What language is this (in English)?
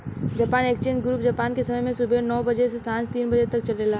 Bhojpuri